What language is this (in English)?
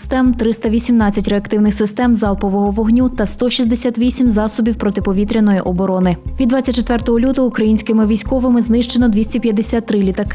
Ukrainian